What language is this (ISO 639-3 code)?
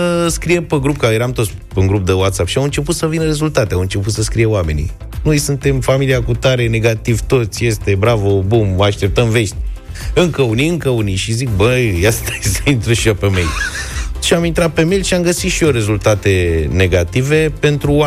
ron